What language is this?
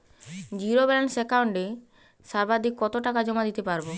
Bangla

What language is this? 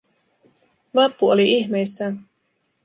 Finnish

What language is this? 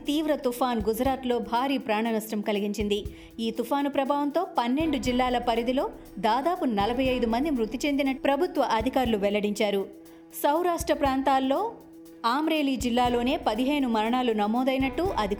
Telugu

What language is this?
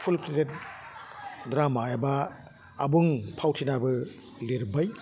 Bodo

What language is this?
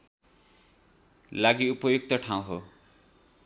Nepali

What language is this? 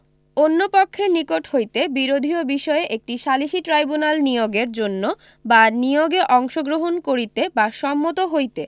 Bangla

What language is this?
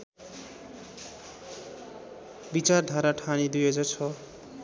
Nepali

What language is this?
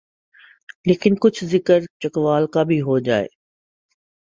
Urdu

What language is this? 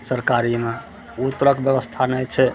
Maithili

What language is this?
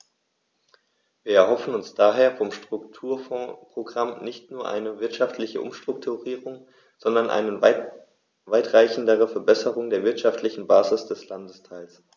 German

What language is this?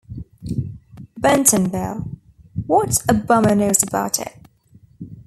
English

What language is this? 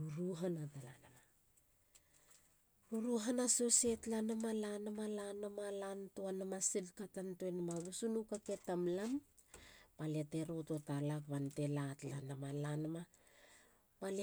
Halia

